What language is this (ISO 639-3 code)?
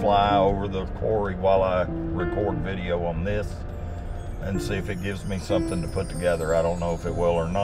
eng